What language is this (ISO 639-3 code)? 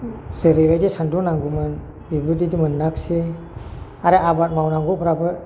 brx